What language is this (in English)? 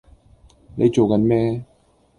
Cantonese